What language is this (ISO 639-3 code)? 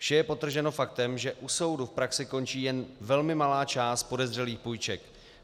ces